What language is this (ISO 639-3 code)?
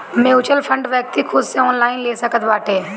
bho